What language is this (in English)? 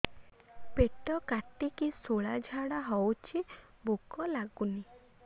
Odia